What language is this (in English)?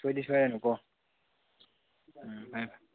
Manipuri